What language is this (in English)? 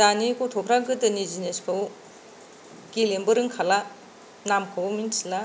Bodo